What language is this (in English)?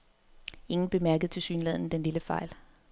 Danish